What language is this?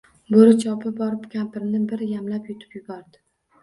Uzbek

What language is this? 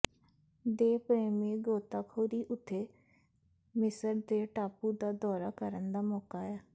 Punjabi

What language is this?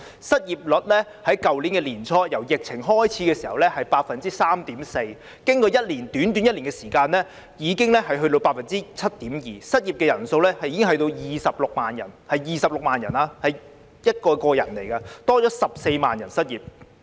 Cantonese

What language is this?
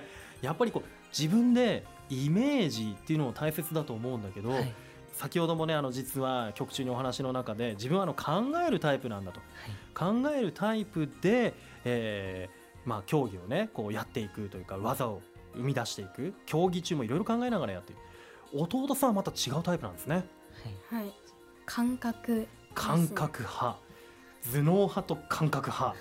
Japanese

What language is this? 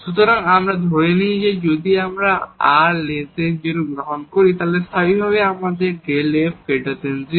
Bangla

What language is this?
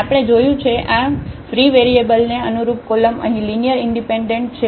Gujarati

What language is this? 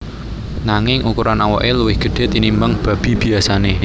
Javanese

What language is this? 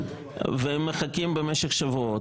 Hebrew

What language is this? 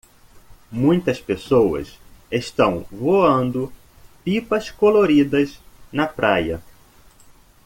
Portuguese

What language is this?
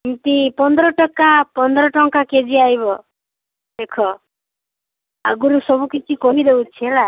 Odia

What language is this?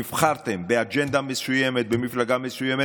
Hebrew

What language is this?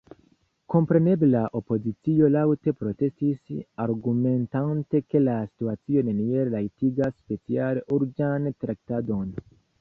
Esperanto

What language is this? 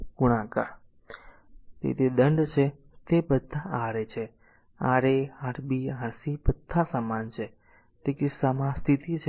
Gujarati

